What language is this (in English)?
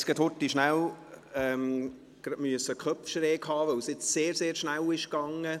Swiss German